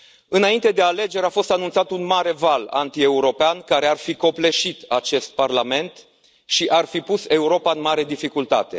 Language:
Romanian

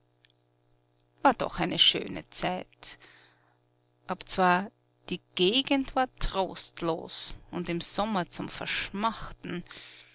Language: German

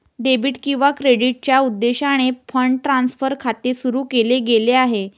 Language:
Marathi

